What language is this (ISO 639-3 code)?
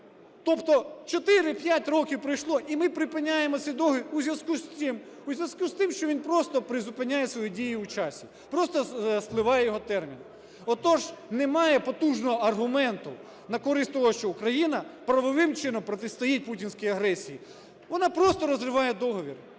ukr